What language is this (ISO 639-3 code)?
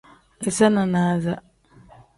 kdh